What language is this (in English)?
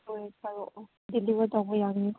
Manipuri